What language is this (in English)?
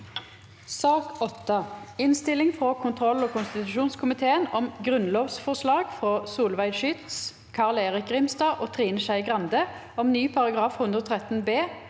Norwegian